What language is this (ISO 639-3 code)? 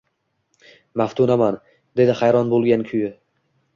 uzb